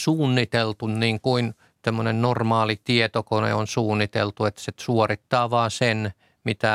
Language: Finnish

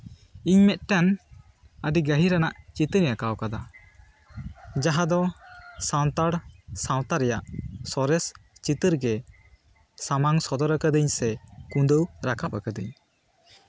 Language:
Santali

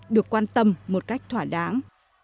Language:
Vietnamese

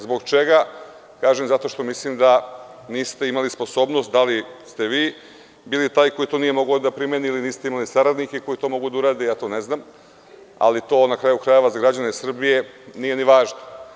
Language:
Serbian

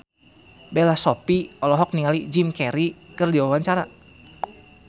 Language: Sundanese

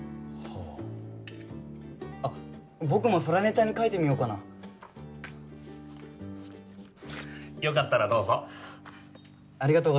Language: Japanese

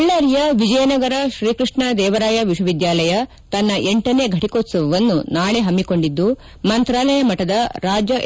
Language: Kannada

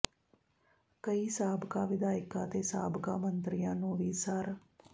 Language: Punjabi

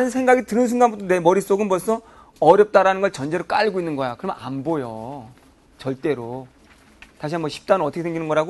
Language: Korean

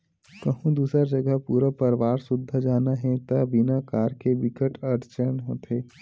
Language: Chhattisgarhi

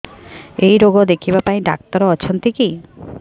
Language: Odia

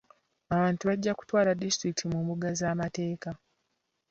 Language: Ganda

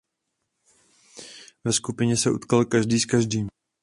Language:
Czech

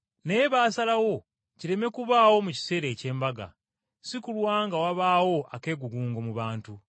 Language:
Ganda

